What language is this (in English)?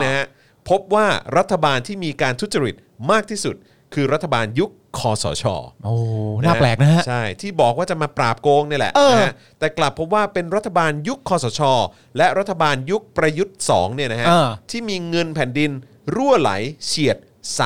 Thai